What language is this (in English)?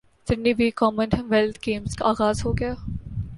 Urdu